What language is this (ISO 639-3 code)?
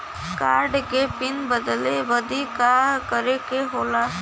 bho